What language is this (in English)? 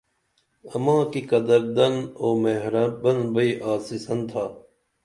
Dameli